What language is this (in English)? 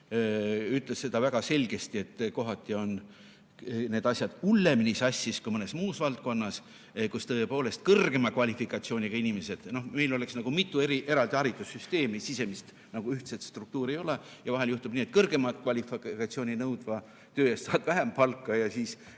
Estonian